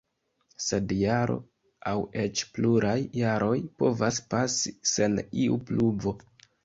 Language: Esperanto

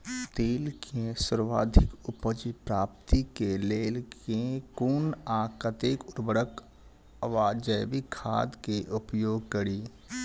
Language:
Maithili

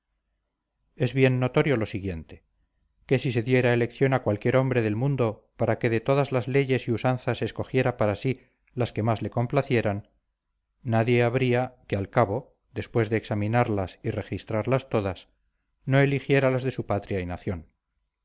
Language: Spanish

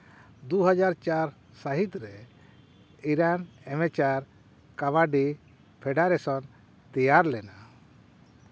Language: Santali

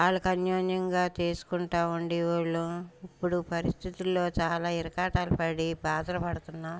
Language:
Telugu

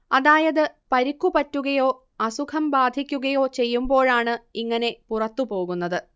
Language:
Malayalam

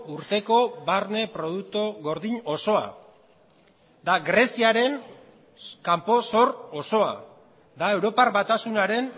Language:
Basque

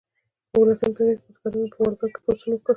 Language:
Pashto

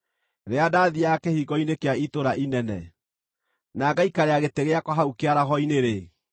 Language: Kikuyu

